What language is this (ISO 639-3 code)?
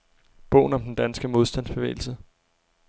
dan